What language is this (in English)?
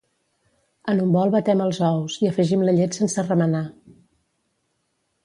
Catalan